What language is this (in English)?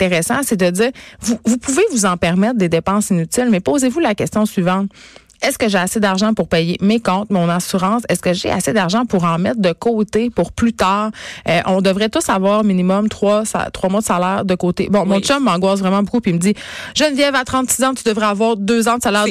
French